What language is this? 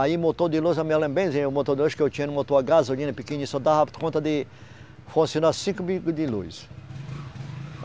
Portuguese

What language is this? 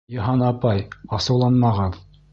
Bashkir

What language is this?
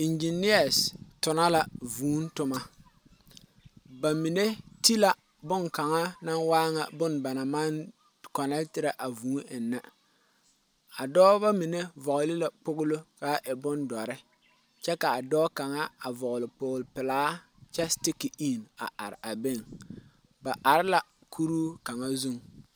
Southern Dagaare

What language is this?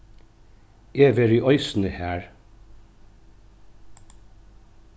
Faroese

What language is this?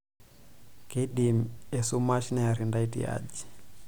Masai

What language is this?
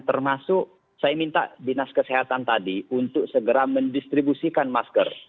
Indonesian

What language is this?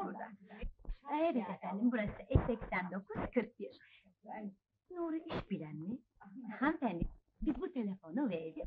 Turkish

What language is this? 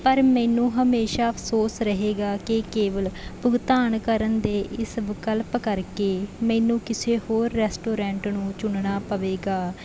Punjabi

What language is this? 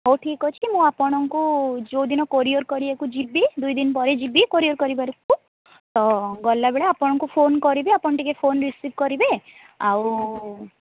Odia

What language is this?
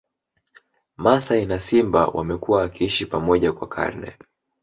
Swahili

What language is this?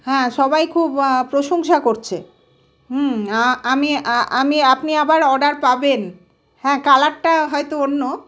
Bangla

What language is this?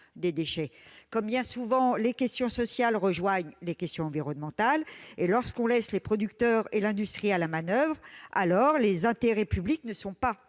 French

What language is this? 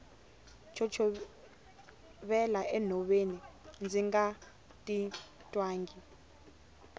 Tsonga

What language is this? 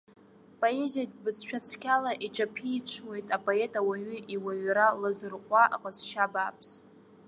Abkhazian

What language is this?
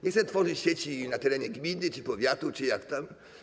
Polish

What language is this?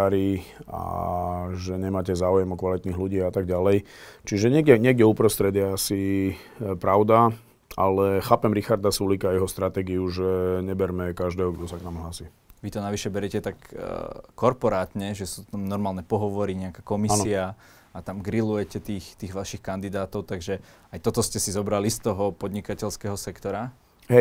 Slovak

